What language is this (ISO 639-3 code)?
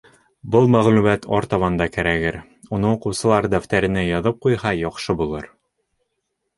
bak